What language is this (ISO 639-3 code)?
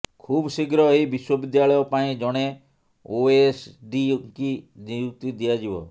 ori